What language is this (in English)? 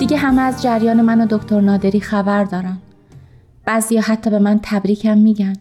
Persian